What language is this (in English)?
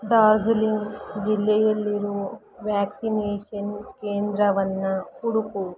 Kannada